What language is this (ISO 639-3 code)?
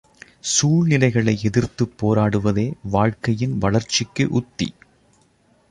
tam